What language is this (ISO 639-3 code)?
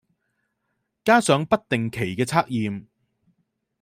yue